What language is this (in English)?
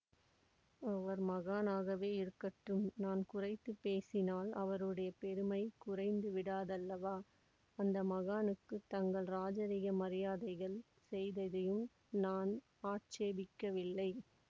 Tamil